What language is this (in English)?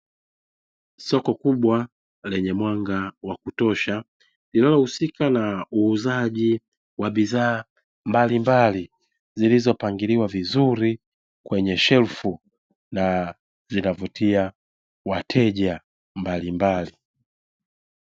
Swahili